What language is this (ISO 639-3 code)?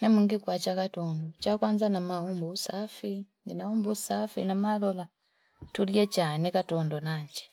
fip